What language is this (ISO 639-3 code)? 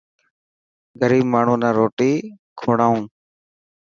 mki